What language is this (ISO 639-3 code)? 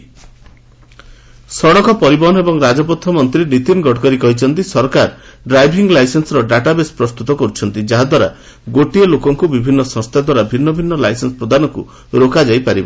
ori